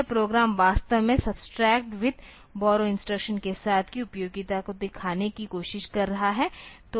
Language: Hindi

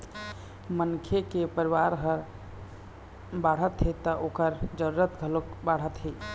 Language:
Chhattisgarhi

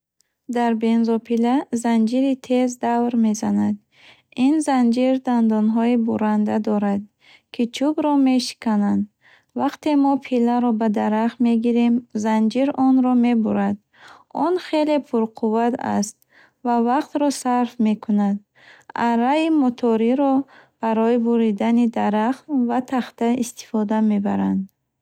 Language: Bukharic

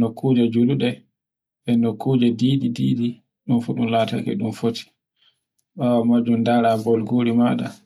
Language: Borgu Fulfulde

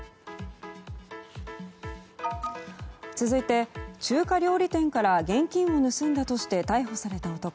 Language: Japanese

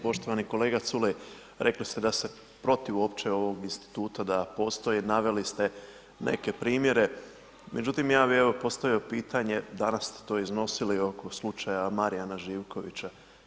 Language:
Croatian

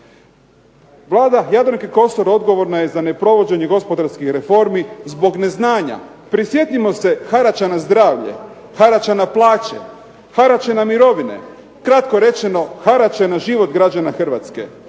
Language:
Croatian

